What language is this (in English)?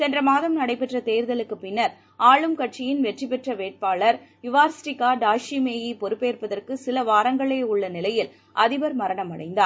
Tamil